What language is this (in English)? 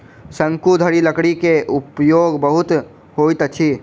Maithili